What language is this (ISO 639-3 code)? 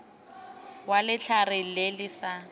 tsn